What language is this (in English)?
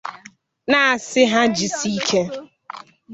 Igbo